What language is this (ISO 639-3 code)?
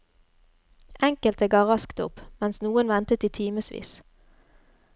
nor